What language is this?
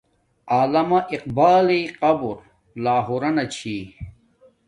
Domaaki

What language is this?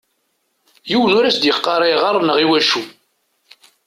Kabyle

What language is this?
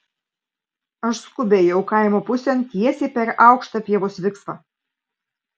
Lithuanian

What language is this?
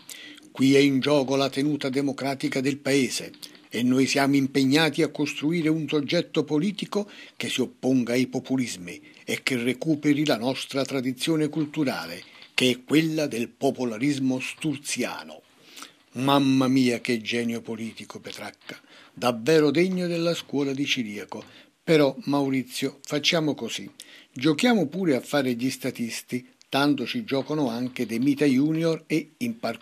Italian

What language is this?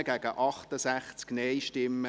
Swiss German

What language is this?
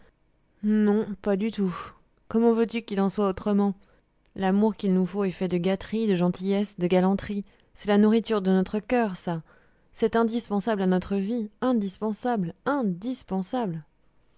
French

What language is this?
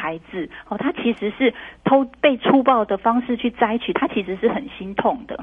Chinese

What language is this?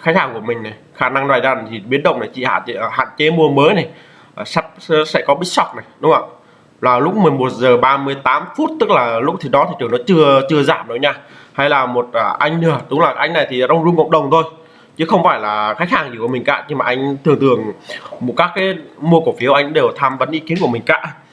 Vietnamese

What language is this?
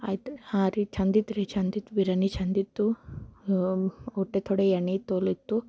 Kannada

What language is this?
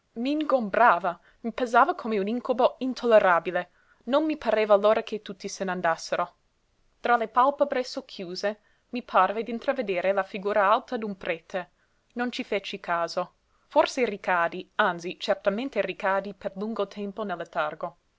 Italian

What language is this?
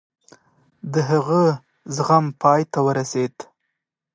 Pashto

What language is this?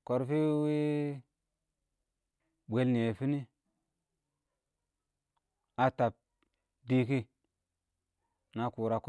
Awak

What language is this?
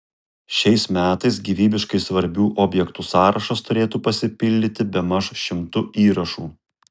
Lithuanian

